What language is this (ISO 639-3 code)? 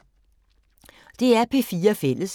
dan